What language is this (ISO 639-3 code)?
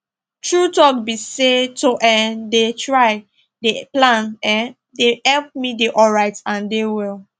pcm